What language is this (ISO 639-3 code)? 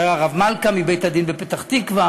heb